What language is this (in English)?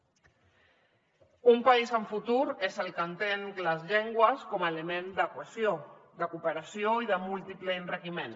Catalan